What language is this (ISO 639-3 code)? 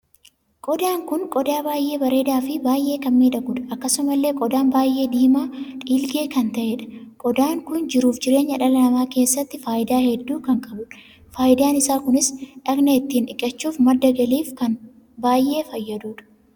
orm